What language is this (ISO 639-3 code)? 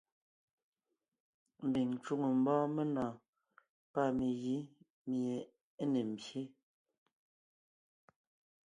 nnh